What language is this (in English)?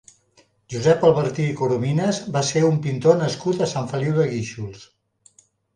Catalan